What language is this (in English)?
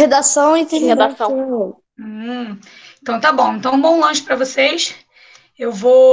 Portuguese